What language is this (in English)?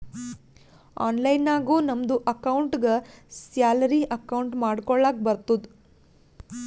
Kannada